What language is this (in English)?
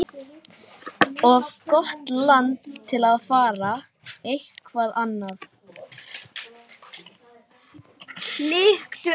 Icelandic